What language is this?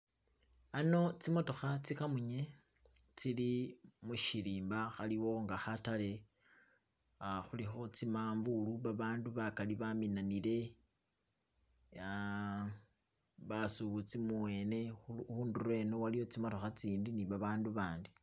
Masaaba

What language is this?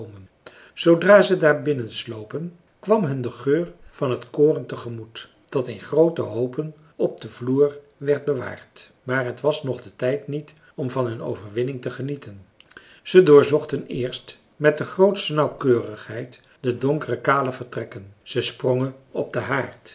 Dutch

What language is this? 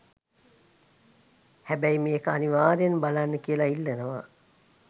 Sinhala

